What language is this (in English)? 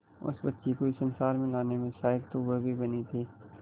Hindi